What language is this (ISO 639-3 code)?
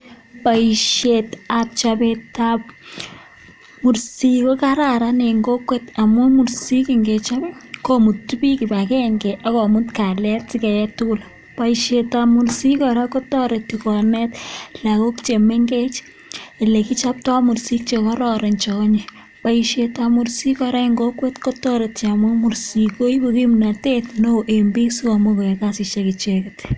kln